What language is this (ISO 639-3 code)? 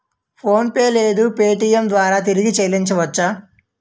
tel